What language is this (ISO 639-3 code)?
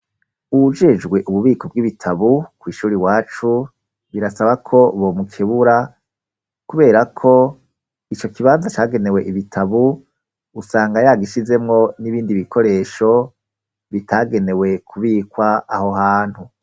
run